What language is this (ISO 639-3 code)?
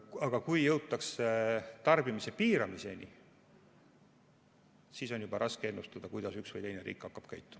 est